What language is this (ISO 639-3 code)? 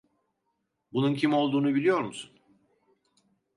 tur